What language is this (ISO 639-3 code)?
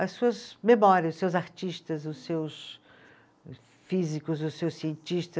por